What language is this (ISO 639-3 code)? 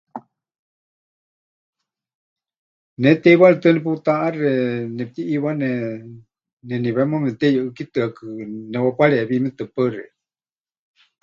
hch